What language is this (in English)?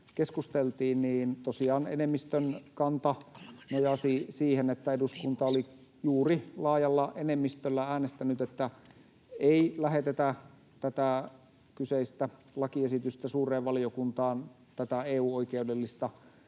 Finnish